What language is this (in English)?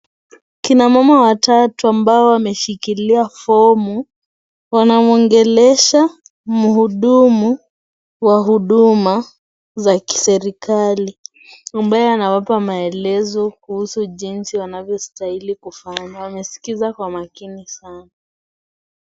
Swahili